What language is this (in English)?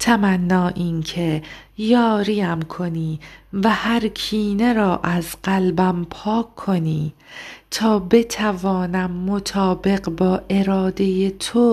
Persian